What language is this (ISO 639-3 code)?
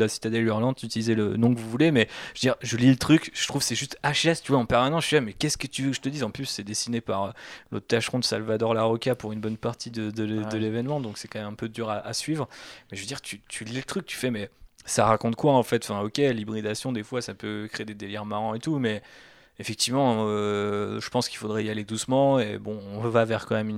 fra